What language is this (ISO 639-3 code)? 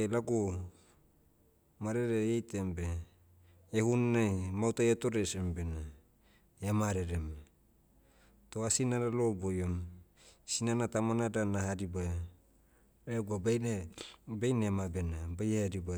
meu